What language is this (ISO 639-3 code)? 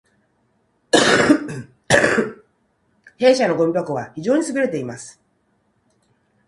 jpn